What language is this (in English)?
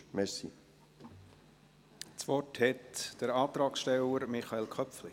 Swiss German